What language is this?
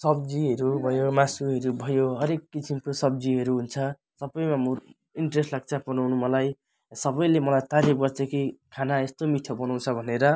Nepali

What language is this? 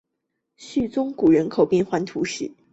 Chinese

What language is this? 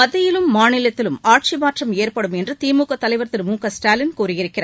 Tamil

